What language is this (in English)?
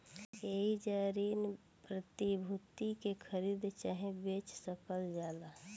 Bhojpuri